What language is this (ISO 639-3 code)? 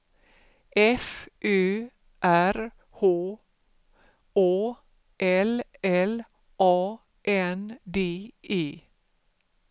swe